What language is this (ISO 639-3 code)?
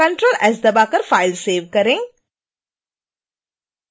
hin